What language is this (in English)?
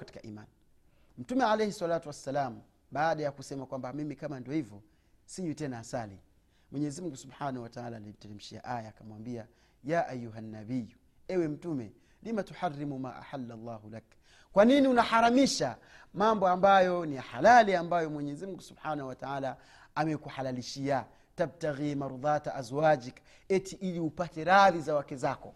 Swahili